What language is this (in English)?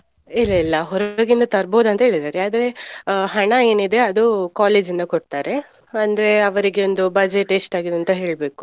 Kannada